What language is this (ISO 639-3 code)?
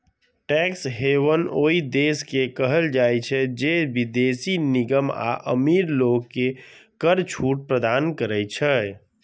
mai